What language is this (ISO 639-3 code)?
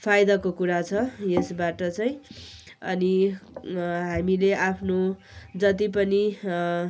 nep